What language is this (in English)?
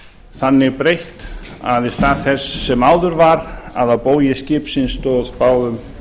Icelandic